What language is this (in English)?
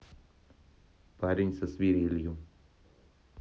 Russian